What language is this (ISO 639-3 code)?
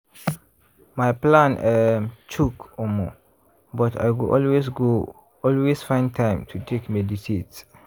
pcm